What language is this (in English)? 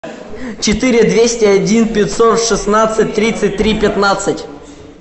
Russian